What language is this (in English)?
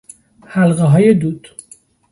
Persian